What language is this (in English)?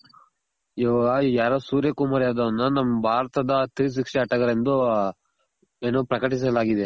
Kannada